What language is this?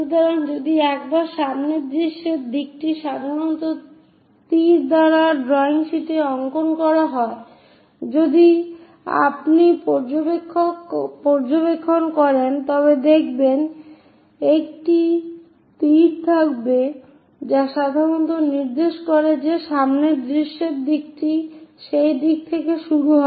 Bangla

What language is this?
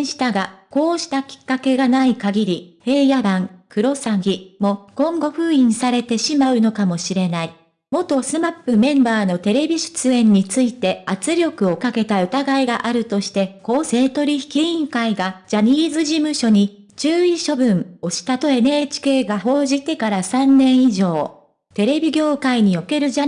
Japanese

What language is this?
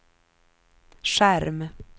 Swedish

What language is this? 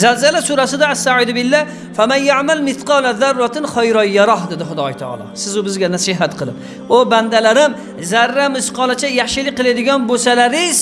Turkish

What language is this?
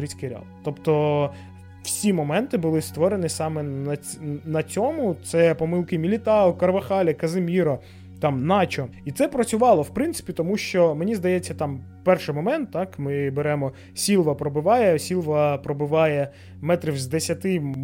Ukrainian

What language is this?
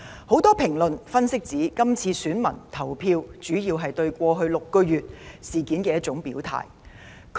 Cantonese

